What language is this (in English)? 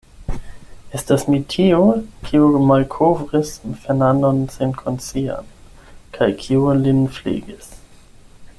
Esperanto